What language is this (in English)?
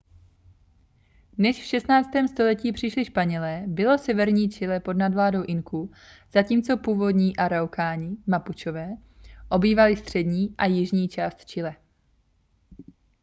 Czech